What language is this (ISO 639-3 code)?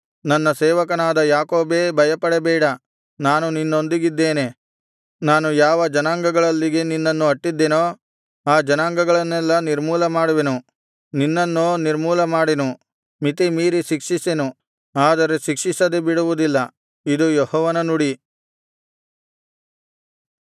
kan